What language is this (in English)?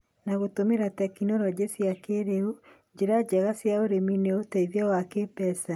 Kikuyu